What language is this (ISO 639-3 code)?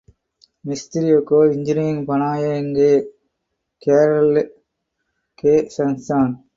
hin